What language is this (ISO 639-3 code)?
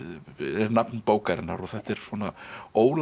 isl